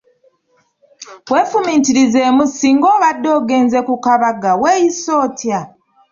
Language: Ganda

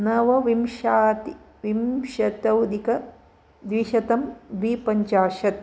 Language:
Sanskrit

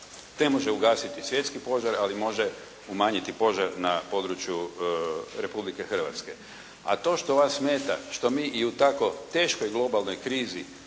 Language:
Croatian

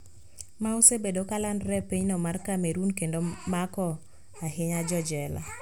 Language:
Luo (Kenya and Tanzania)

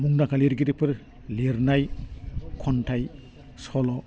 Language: Bodo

